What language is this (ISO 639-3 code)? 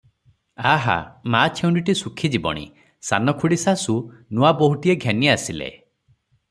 ori